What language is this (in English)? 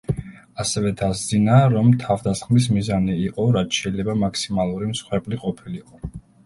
Georgian